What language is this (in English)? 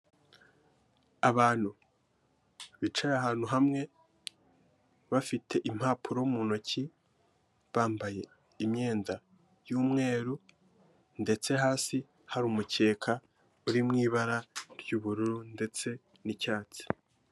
Kinyarwanda